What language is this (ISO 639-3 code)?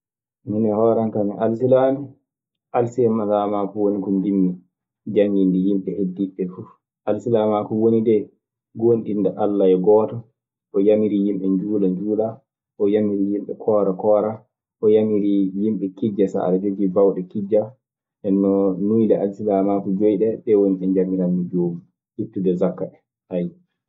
ffm